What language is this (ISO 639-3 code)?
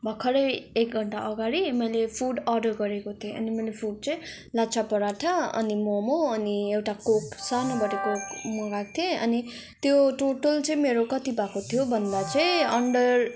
nep